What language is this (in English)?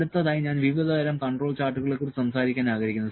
Malayalam